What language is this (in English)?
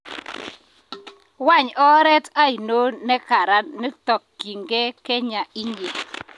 Kalenjin